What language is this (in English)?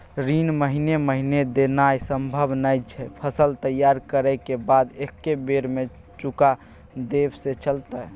Maithili